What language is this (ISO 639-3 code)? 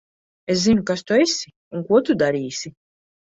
lav